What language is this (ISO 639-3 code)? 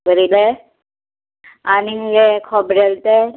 kok